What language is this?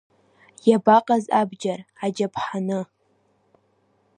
Abkhazian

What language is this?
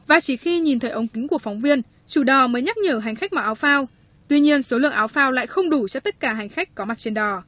Vietnamese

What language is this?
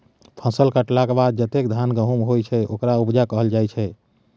Maithili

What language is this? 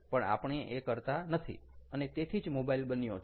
Gujarati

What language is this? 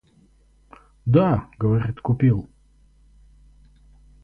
Russian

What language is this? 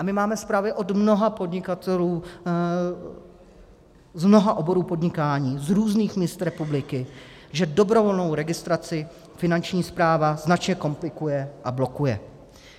Czech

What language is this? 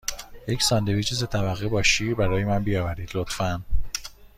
Persian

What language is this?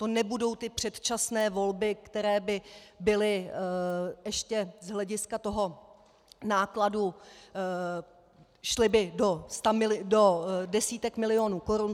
Czech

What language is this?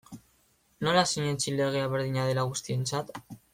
Basque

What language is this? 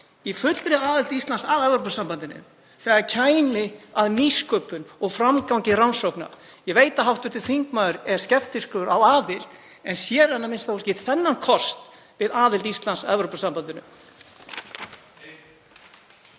Icelandic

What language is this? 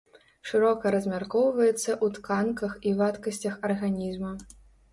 Belarusian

